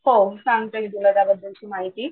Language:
Marathi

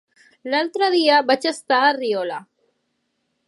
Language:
Catalan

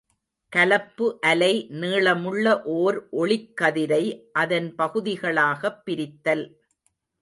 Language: Tamil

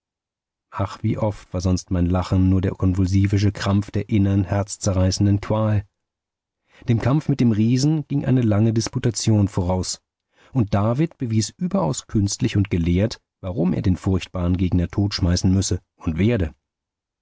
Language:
German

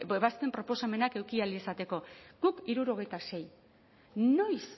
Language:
Basque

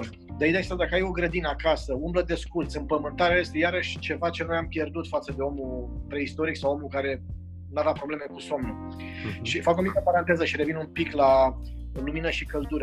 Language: Romanian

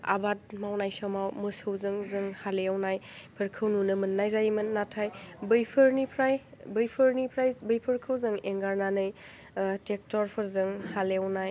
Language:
Bodo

